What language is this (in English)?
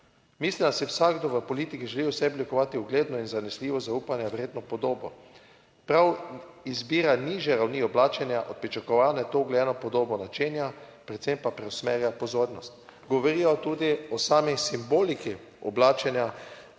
Slovenian